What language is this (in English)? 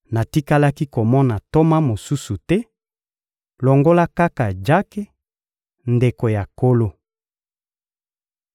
Lingala